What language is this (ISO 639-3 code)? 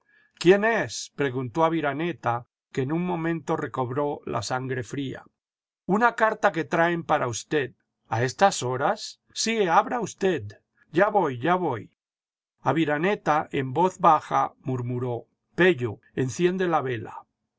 spa